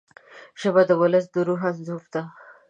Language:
Pashto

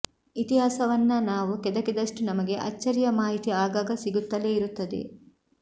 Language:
Kannada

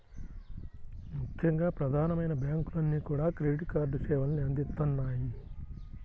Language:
Telugu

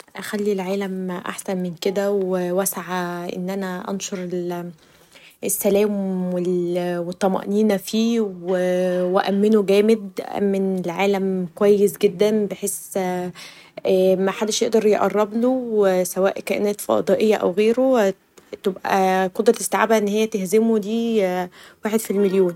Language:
Egyptian Arabic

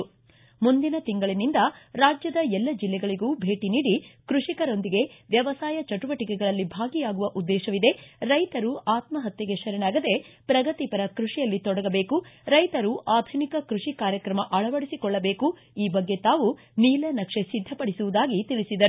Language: Kannada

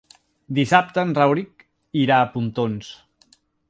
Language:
Catalan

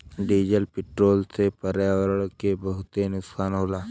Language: Bhojpuri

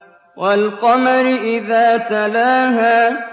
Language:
Arabic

